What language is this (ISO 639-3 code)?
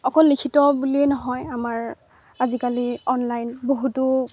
asm